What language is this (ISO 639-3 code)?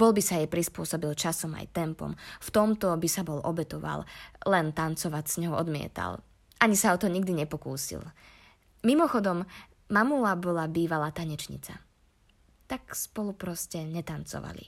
slk